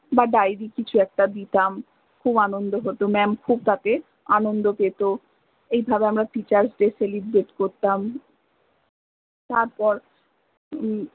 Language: Bangla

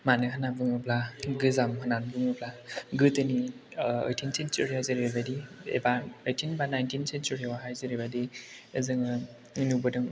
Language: Bodo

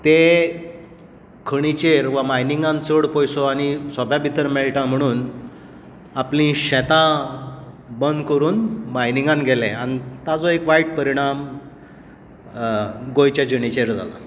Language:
Konkani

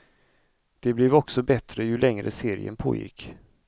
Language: Swedish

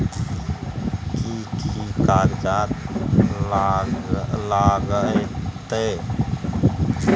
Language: Maithili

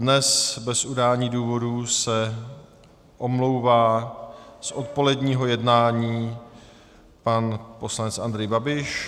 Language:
Czech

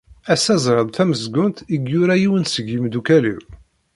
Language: Kabyle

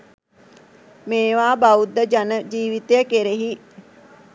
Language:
Sinhala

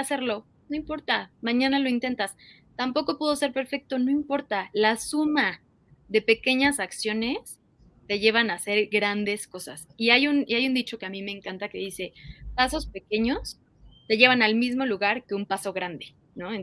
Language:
Spanish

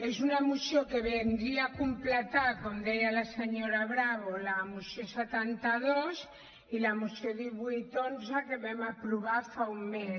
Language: Catalan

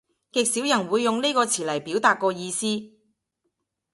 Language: Cantonese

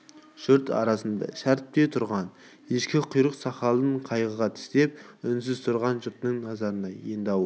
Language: Kazakh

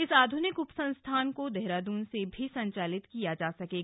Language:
Hindi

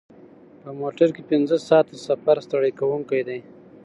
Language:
Pashto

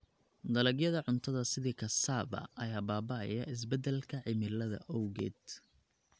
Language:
Somali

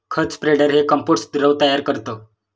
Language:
Marathi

